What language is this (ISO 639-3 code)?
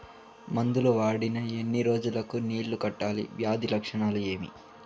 tel